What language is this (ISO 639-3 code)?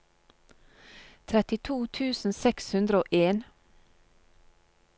nor